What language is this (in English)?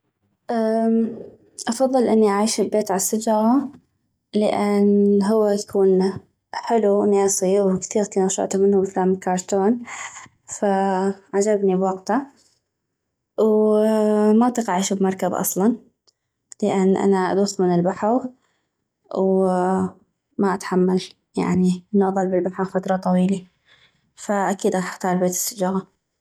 North Mesopotamian Arabic